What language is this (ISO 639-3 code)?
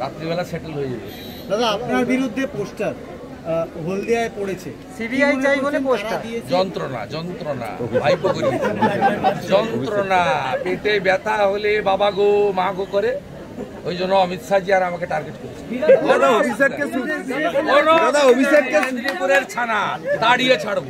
tur